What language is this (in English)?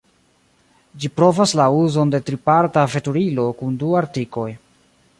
Esperanto